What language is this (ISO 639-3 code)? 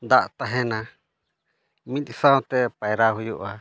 sat